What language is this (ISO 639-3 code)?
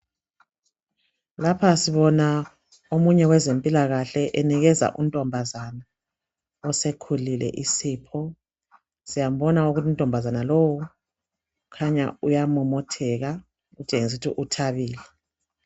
nde